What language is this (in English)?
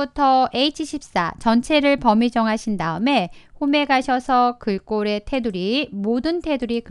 Korean